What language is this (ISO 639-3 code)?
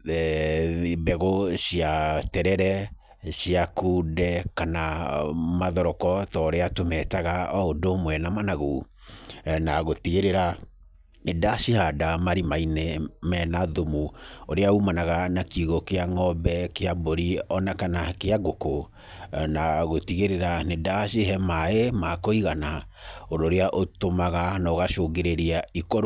kik